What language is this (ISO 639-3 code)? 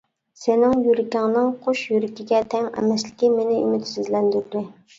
uig